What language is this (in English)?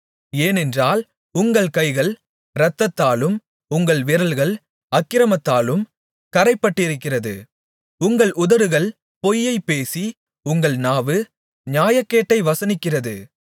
Tamil